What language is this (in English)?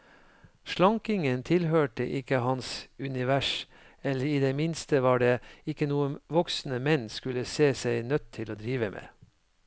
Norwegian